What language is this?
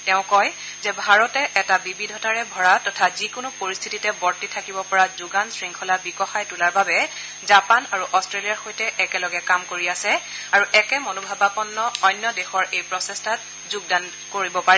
Assamese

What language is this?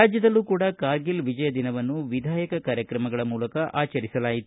Kannada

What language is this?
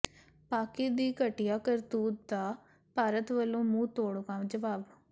Punjabi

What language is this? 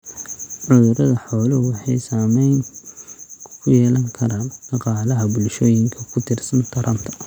Somali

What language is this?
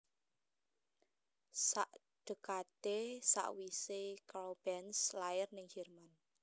Javanese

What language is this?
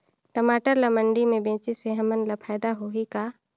Chhattisgarhi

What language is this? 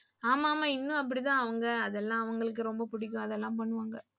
Tamil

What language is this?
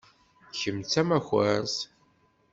Kabyle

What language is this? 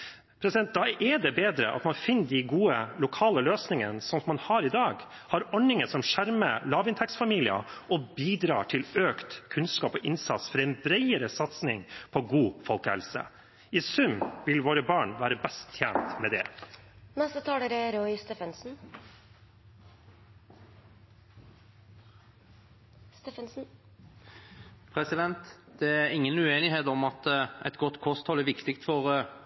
Norwegian Bokmål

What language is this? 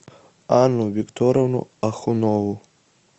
Russian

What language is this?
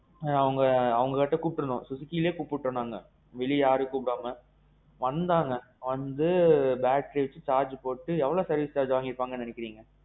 Tamil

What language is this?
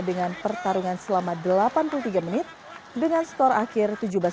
Indonesian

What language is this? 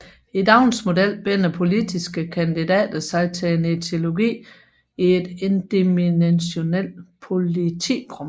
Danish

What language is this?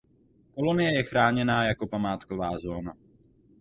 Czech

